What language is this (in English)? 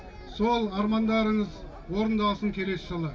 Kazakh